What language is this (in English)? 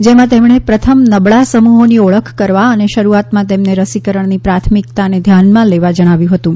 Gujarati